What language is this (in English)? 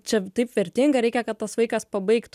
Lithuanian